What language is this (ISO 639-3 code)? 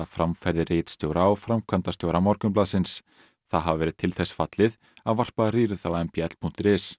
isl